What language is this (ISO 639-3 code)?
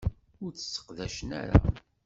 kab